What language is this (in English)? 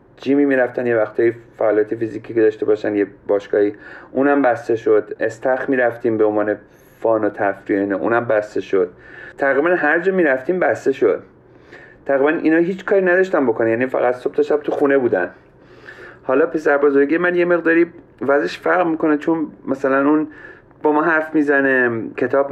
Persian